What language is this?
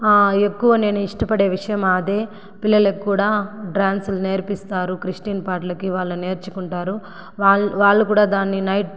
Telugu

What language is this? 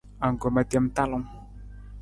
Nawdm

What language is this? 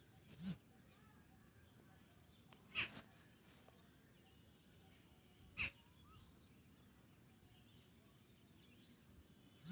Bhojpuri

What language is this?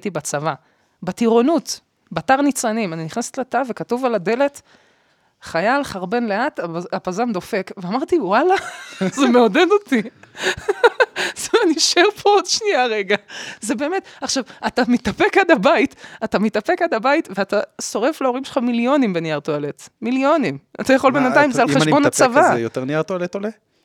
Hebrew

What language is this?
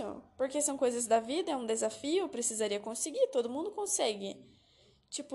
Portuguese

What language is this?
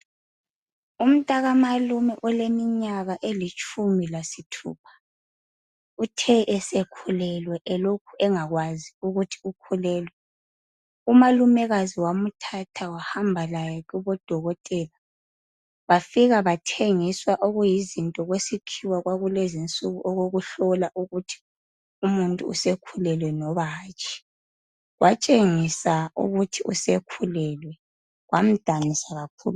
North Ndebele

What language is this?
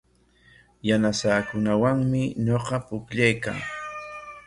Corongo Ancash Quechua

